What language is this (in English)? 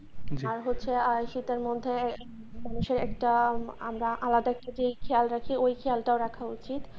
Bangla